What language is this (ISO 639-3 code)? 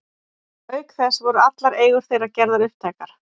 isl